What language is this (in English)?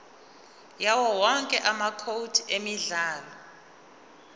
Zulu